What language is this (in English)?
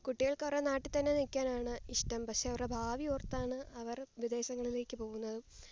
Malayalam